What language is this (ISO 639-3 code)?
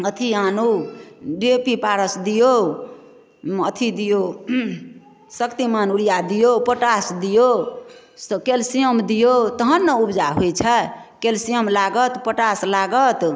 mai